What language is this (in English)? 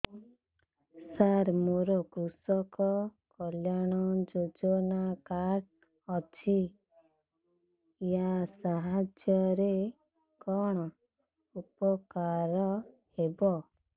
Odia